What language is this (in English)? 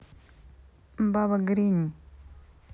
Russian